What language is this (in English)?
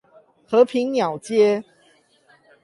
Chinese